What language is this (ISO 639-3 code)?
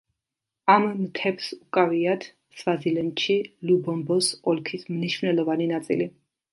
kat